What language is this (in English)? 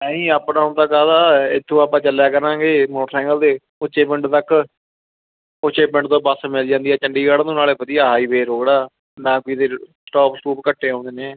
Punjabi